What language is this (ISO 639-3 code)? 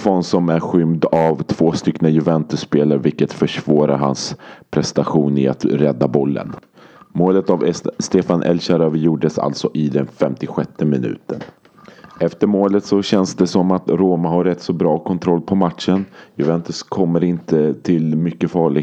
swe